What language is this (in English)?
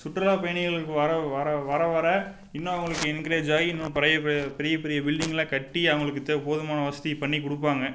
Tamil